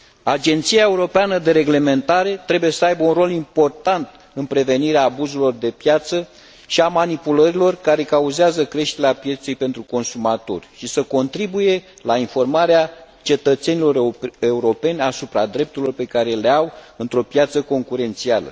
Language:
Romanian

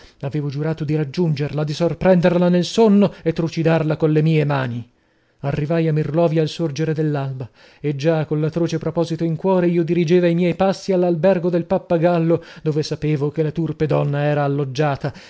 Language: Italian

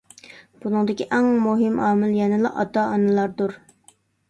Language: Uyghur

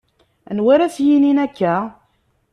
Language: Kabyle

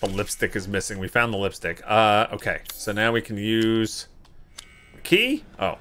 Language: English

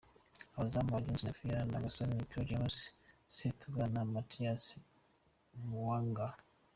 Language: Kinyarwanda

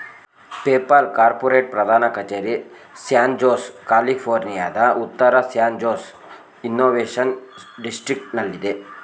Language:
Kannada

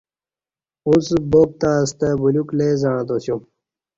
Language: Kati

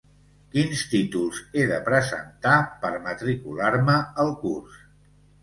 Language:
Catalan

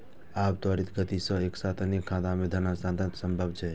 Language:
Maithili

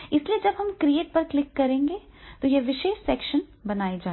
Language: Hindi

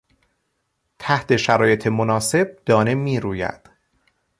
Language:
Persian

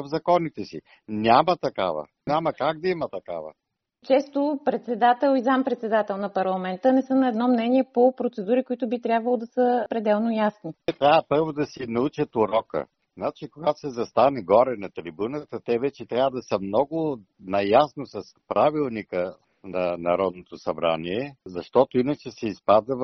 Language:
Bulgarian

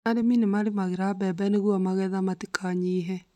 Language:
Kikuyu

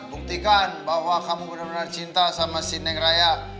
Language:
Indonesian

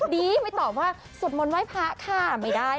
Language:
Thai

